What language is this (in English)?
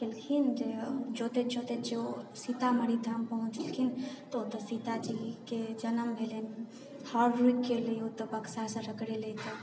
Maithili